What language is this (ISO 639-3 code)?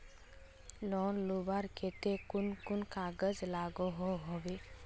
mag